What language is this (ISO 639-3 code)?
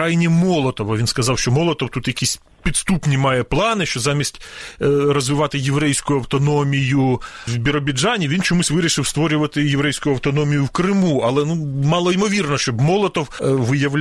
ukr